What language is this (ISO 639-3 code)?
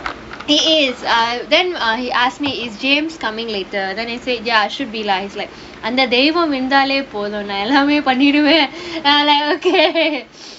eng